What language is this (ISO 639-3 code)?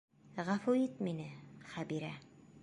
bak